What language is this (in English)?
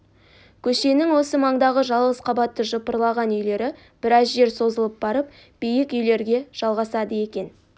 Kazakh